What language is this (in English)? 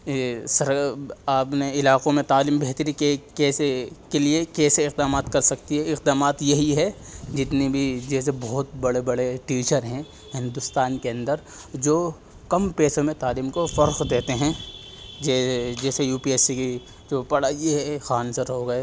Urdu